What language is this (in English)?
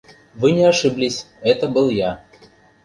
Mari